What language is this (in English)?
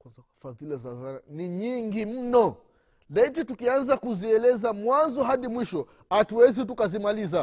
Swahili